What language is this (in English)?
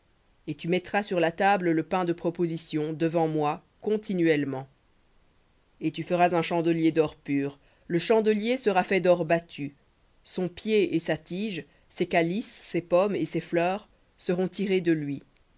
French